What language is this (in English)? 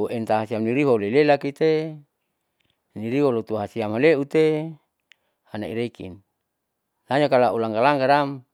Saleman